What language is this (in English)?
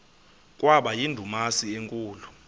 Xhosa